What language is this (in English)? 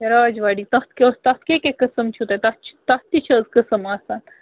Kashmiri